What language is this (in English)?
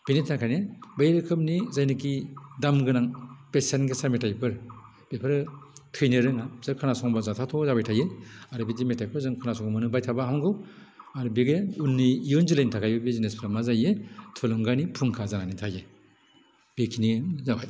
Bodo